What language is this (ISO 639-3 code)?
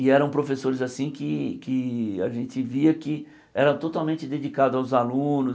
por